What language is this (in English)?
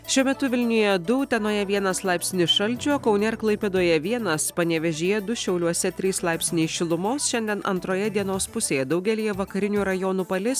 Lithuanian